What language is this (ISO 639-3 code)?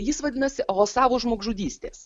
lit